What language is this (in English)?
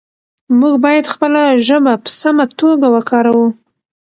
Pashto